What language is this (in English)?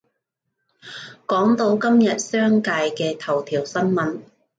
Cantonese